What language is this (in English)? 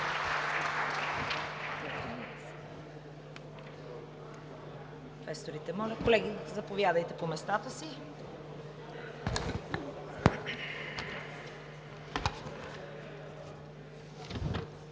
Bulgarian